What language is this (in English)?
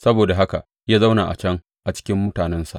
Hausa